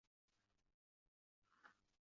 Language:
Uzbek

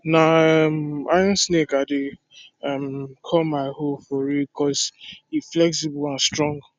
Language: Nigerian Pidgin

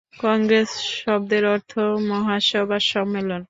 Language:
Bangla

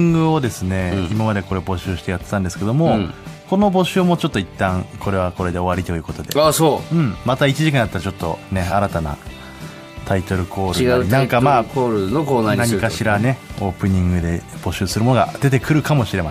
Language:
Japanese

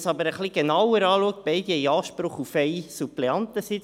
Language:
Swiss German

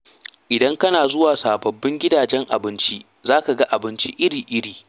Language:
Hausa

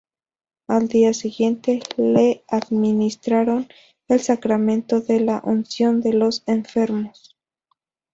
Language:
Spanish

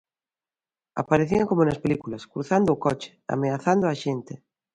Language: Galician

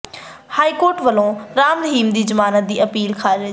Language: Punjabi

